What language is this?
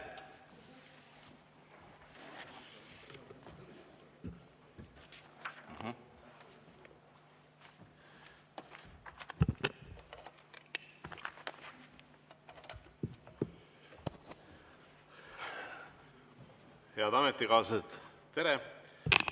Estonian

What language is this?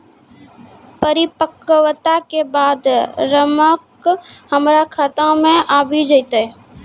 Maithili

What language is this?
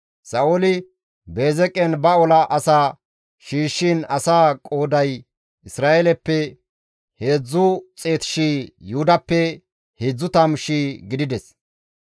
Gamo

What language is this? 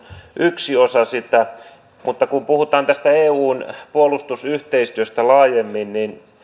Finnish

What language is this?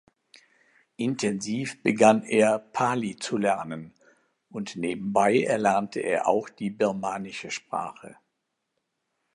German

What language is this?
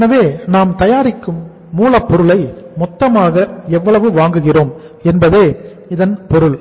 Tamil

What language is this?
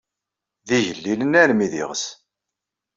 Kabyle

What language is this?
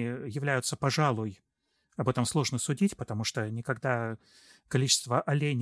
Russian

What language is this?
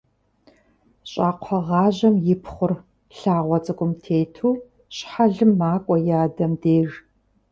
Kabardian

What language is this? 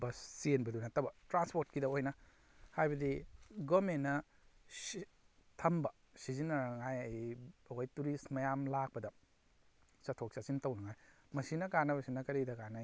Manipuri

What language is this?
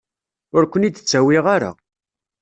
Kabyle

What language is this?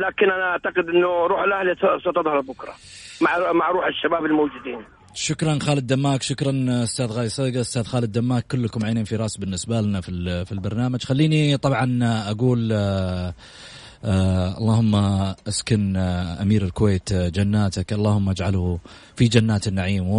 Arabic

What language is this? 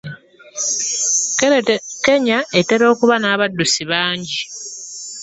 Ganda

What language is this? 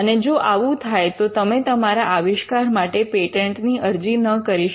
Gujarati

